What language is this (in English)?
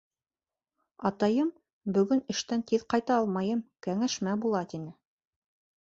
Bashkir